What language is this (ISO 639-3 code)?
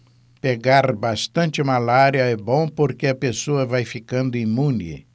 por